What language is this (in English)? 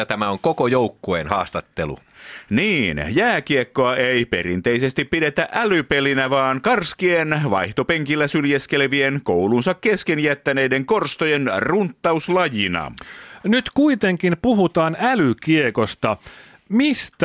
Finnish